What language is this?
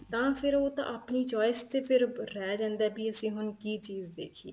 Punjabi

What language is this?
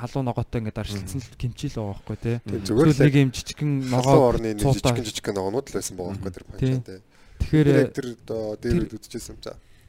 Korean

